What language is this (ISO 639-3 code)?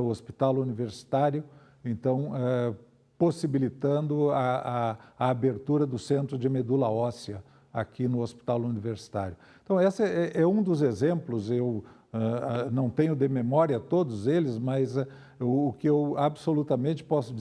por